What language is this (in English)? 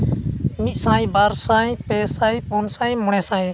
Santali